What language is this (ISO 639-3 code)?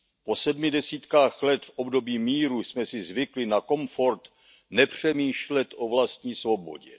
ces